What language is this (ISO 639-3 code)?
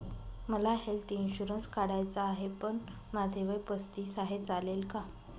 mar